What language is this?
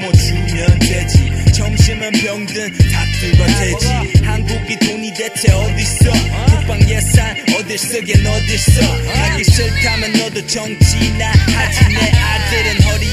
Norwegian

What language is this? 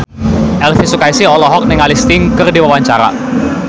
Sundanese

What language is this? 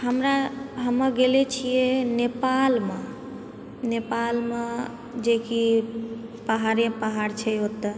Maithili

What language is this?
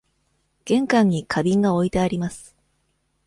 Japanese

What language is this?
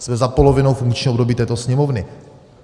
Czech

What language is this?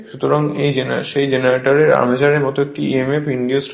Bangla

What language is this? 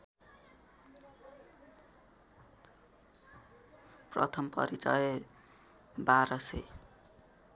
Nepali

